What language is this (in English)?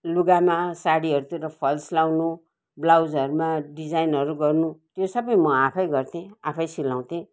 Nepali